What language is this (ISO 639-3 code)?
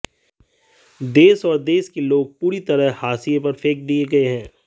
hin